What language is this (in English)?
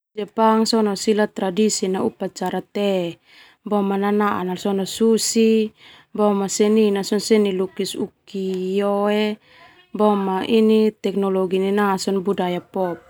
Termanu